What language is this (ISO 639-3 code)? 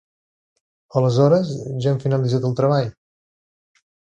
cat